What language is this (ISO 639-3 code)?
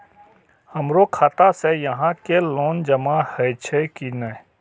mai